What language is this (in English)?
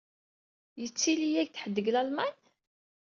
Kabyle